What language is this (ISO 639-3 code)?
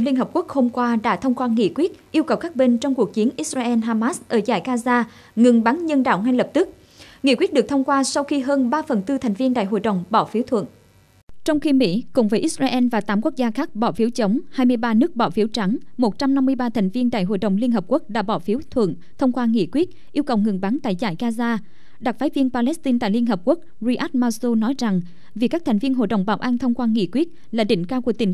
vie